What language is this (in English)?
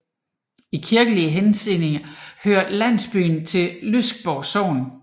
Danish